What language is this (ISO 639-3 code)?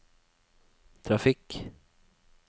nor